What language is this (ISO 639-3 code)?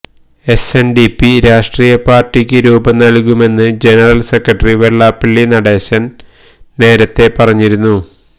mal